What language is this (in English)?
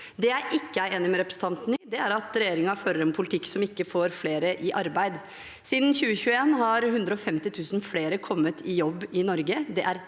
Norwegian